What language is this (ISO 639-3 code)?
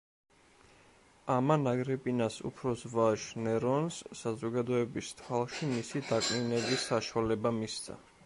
kat